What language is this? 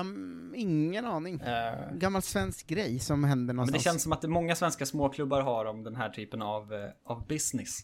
Swedish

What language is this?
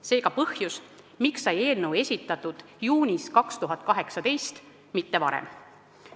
Estonian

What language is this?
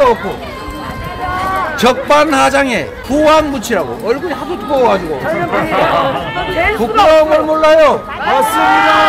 Korean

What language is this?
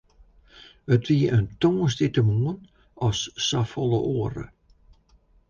Western Frisian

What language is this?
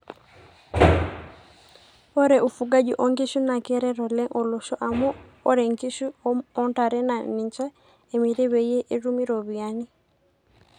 Masai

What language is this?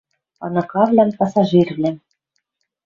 Western Mari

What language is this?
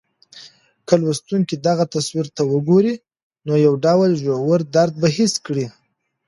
Pashto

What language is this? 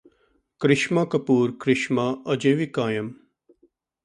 Punjabi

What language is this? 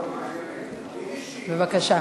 Hebrew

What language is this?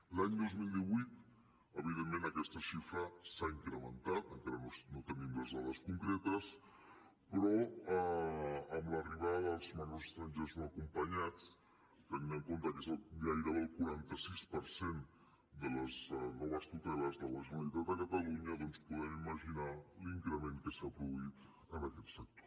Catalan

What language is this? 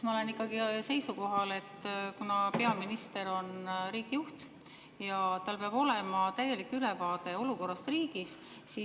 Estonian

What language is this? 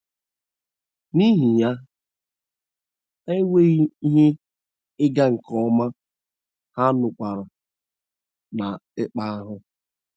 Igbo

